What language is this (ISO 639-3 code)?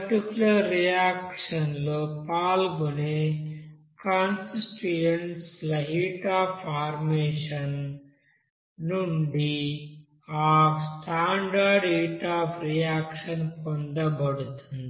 tel